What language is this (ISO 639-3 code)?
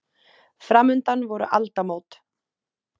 isl